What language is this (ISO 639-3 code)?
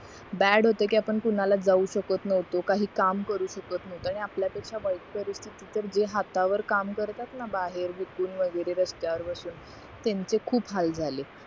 mar